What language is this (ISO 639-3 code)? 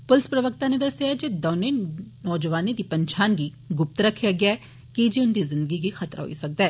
doi